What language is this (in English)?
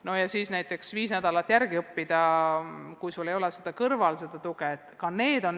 Estonian